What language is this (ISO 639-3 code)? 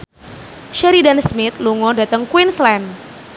jav